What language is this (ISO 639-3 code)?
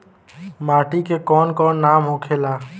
bho